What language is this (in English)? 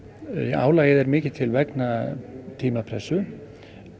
Icelandic